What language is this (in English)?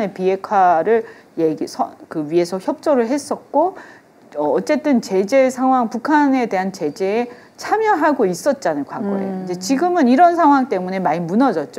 Korean